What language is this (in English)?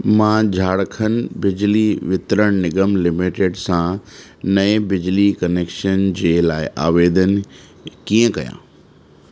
Sindhi